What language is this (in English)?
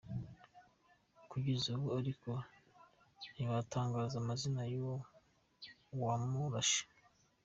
Kinyarwanda